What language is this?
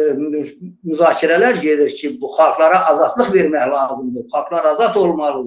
Turkish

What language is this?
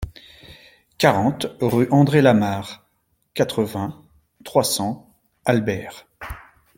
French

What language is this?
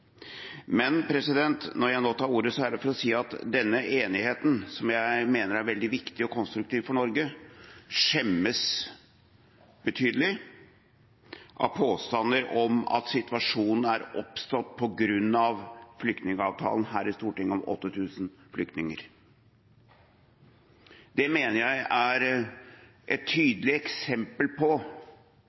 Norwegian Bokmål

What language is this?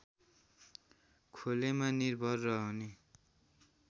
Nepali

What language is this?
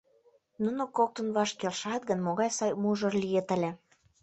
Mari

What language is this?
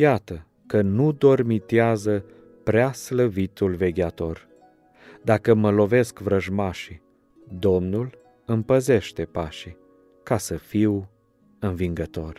Romanian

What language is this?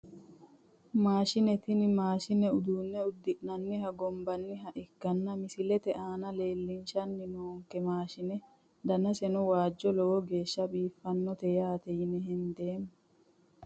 Sidamo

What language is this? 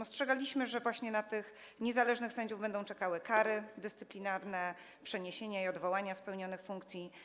Polish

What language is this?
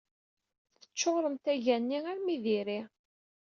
Kabyle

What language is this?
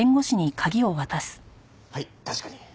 Japanese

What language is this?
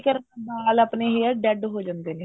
Punjabi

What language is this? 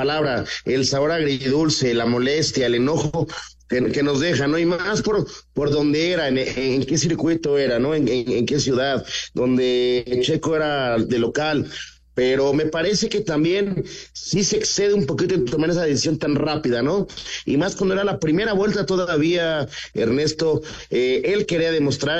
Spanish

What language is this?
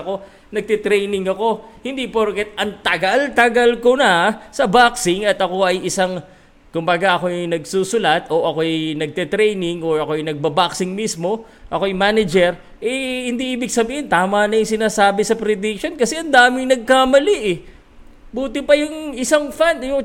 Filipino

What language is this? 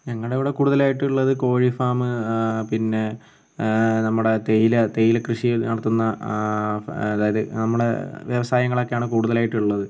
Malayalam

